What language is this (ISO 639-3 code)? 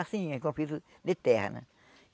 por